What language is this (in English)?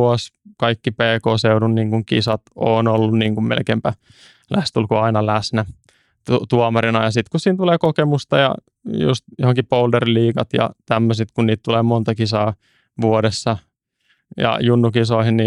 Finnish